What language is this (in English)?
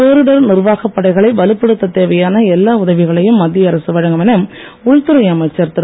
Tamil